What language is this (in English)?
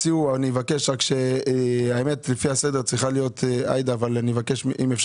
Hebrew